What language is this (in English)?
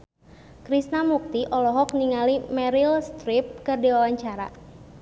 Sundanese